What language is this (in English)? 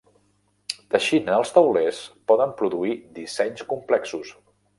Catalan